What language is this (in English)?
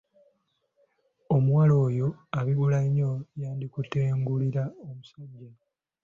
Ganda